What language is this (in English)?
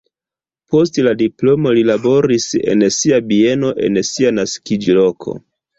Esperanto